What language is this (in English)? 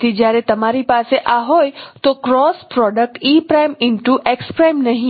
Gujarati